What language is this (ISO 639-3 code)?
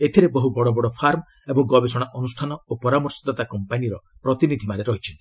ori